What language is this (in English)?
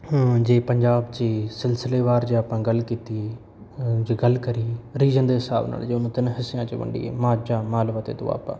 Punjabi